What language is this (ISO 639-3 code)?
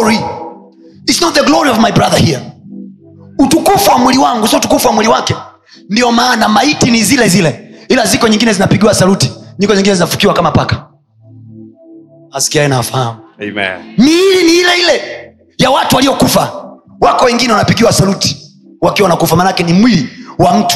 swa